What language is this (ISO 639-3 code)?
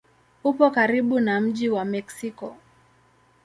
swa